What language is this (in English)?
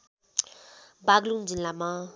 Nepali